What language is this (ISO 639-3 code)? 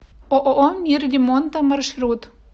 rus